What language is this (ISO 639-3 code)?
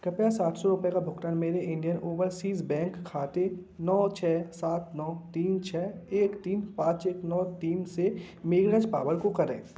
hin